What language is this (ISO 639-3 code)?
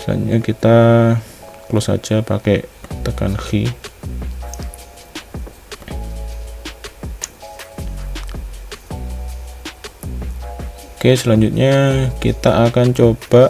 ind